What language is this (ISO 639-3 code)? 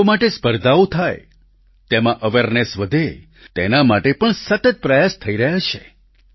guj